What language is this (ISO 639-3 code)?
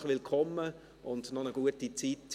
gsw